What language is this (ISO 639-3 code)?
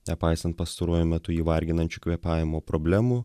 lit